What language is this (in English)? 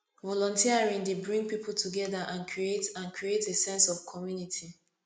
Nigerian Pidgin